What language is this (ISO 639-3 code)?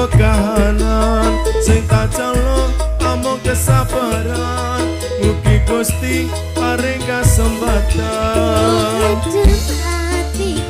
ind